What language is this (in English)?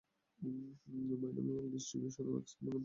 Bangla